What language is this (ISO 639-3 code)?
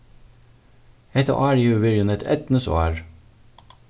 fao